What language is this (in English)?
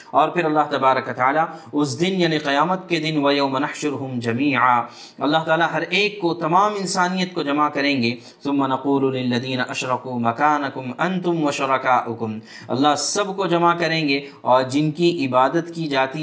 Urdu